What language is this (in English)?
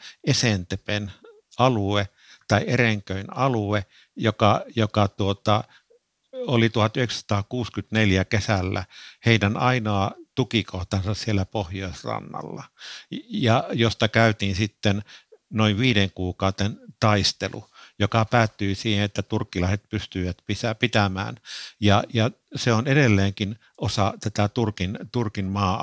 Finnish